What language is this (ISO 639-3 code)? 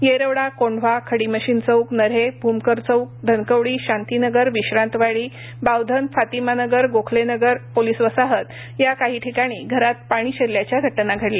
mar